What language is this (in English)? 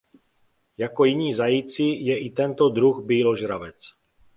Czech